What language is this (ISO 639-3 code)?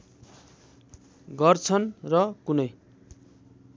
nep